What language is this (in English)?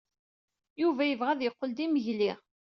Kabyle